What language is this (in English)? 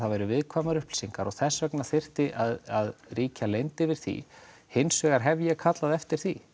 Icelandic